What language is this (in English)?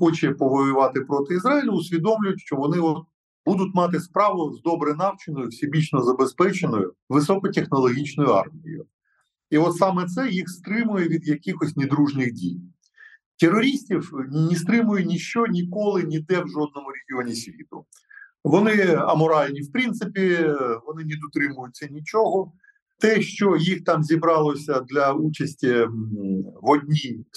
Ukrainian